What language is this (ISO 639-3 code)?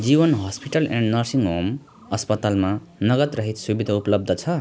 nep